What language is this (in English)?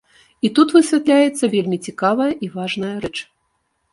Belarusian